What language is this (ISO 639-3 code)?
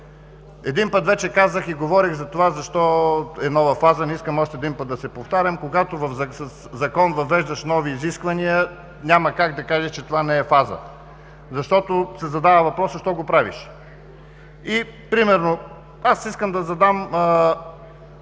bul